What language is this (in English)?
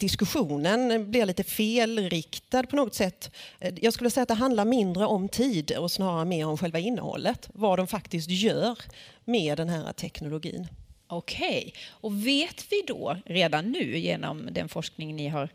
Swedish